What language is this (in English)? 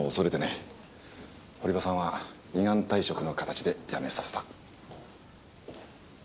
Japanese